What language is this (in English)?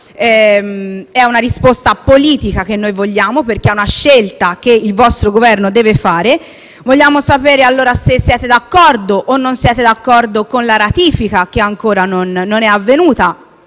Italian